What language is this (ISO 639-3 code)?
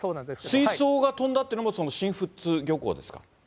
jpn